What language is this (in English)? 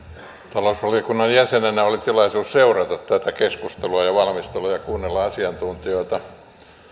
Finnish